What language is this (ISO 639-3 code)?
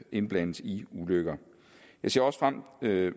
dan